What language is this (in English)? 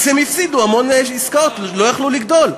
Hebrew